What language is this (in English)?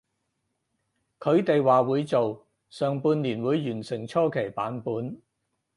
Cantonese